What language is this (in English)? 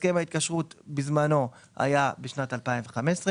Hebrew